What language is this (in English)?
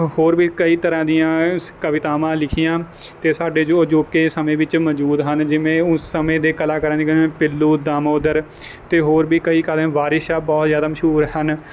Punjabi